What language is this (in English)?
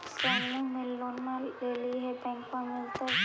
Magahi